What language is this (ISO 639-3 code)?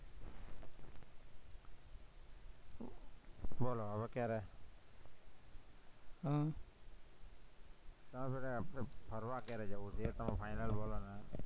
guj